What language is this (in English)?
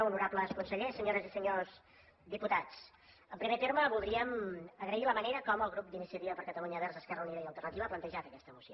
Catalan